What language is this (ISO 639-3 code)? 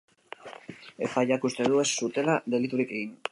eus